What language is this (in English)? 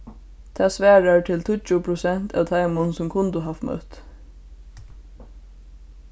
Faroese